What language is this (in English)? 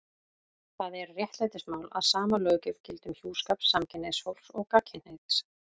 Icelandic